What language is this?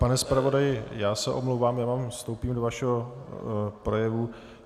Czech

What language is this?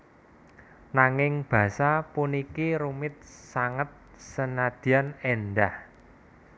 Javanese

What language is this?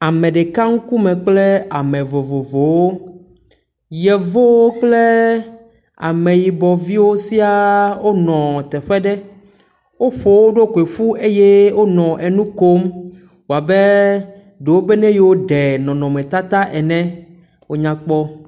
Ewe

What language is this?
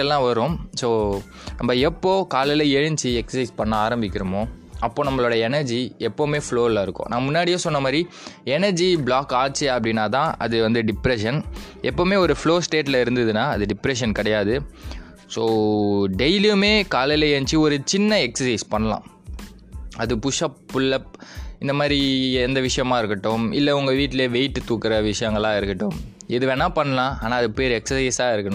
Tamil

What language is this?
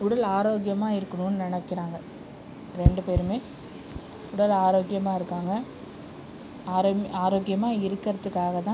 Tamil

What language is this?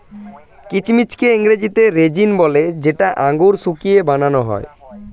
Bangla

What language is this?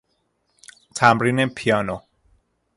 Persian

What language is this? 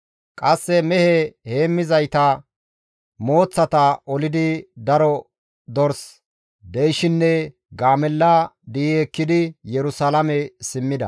Gamo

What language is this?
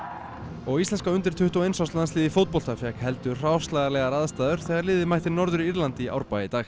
Icelandic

